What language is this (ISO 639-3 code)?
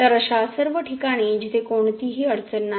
mar